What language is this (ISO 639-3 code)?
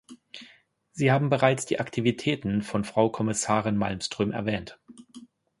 deu